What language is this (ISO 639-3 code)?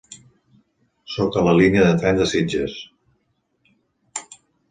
cat